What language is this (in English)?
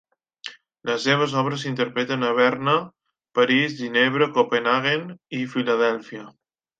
Catalan